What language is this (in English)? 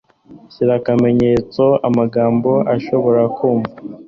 Kinyarwanda